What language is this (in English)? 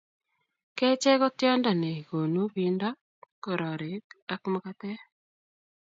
Kalenjin